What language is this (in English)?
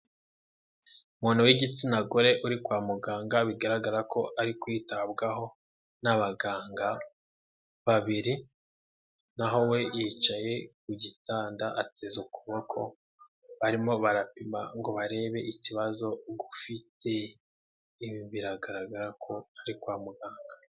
Kinyarwanda